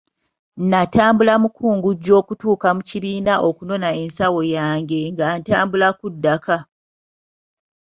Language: Ganda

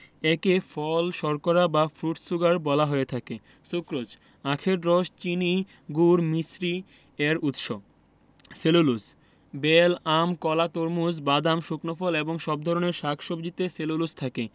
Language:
Bangla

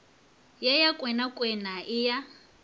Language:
Northern Sotho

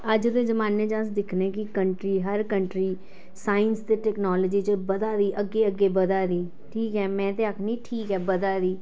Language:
Dogri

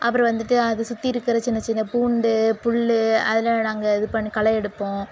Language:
Tamil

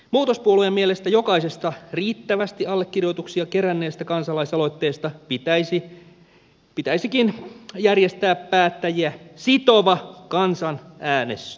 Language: Finnish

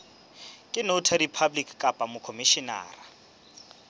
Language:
Southern Sotho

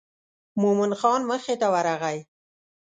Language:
Pashto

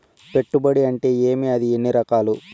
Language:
Telugu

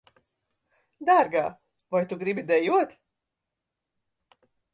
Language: Latvian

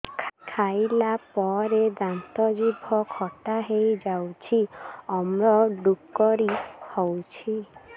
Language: Odia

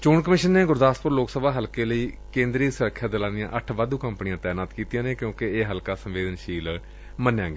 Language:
Punjabi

